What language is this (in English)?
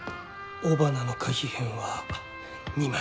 Japanese